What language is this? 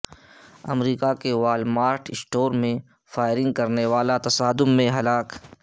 Urdu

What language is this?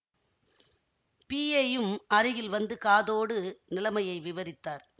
Tamil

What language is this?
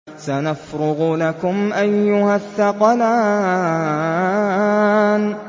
Arabic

